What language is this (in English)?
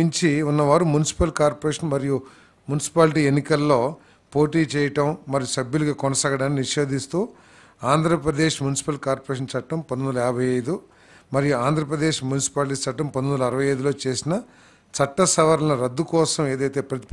Telugu